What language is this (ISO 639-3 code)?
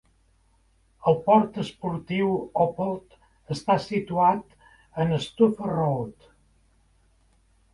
cat